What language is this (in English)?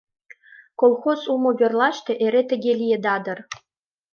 Mari